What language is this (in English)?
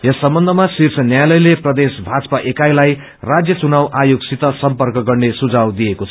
Nepali